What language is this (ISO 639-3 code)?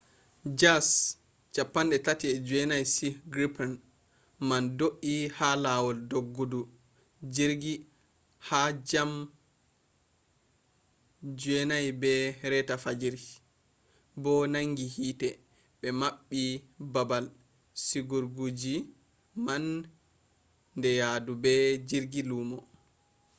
ful